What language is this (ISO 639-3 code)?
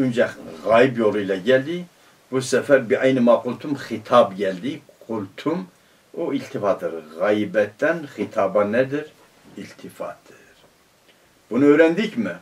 tur